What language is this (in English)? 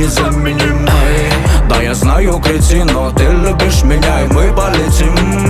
French